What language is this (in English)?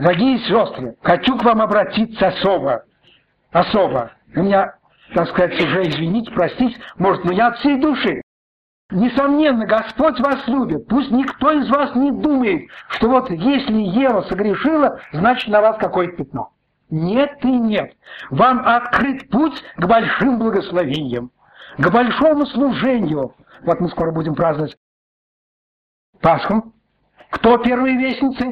Russian